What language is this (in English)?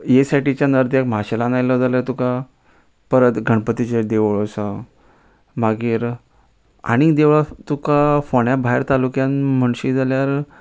Konkani